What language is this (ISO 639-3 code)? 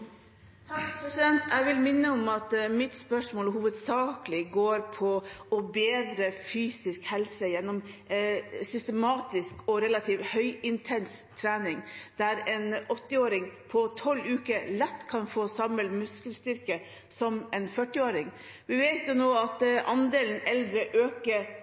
nob